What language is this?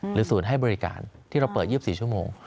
Thai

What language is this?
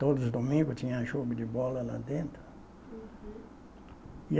Portuguese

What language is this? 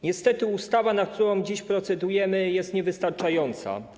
Polish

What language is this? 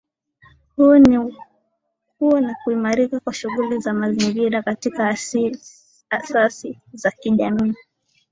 Swahili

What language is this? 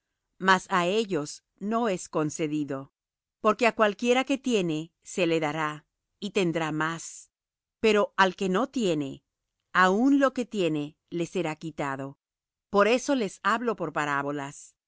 Spanish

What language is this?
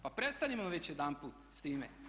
Croatian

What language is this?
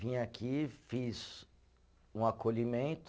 Portuguese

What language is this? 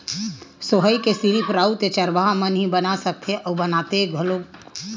Chhattisgarhi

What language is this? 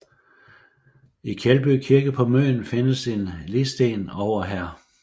Danish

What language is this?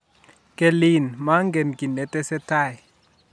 Kalenjin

